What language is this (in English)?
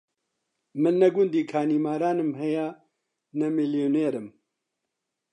Central Kurdish